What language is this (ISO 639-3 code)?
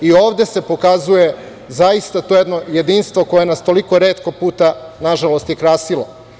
srp